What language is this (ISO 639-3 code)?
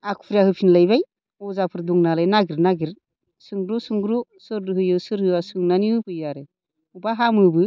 brx